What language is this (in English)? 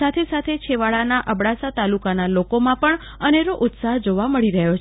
Gujarati